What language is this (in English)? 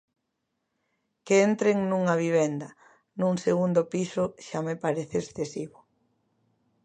Galician